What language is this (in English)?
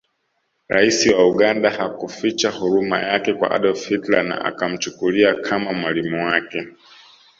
Swahili